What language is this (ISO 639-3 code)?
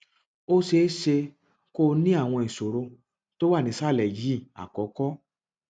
yor